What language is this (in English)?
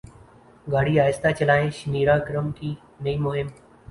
Urdu